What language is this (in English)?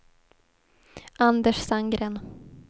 Swedish